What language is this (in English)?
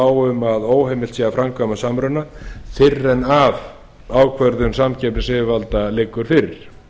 Icelandic